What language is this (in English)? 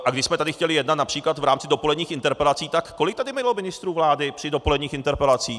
Czech